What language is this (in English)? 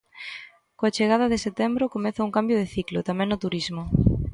Galician